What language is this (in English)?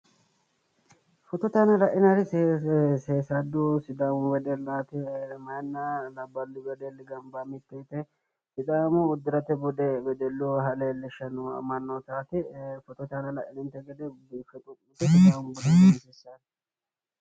Sidamo